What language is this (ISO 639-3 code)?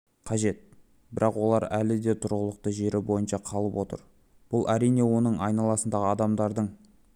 kaz